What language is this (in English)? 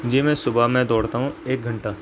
Urdu